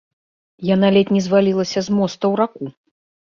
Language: Belarusian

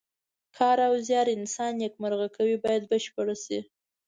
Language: Pashto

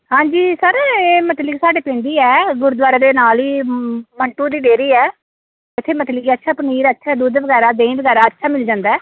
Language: Punjabi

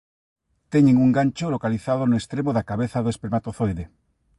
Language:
Galician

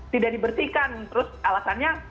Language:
Indonesian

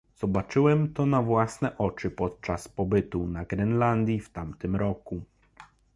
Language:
Polish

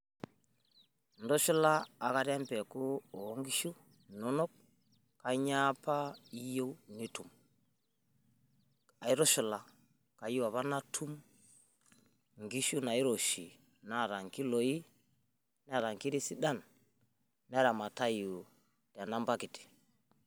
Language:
Masai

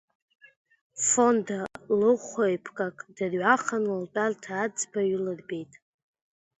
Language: Abkhazian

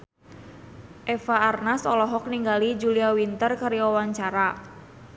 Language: Sundanese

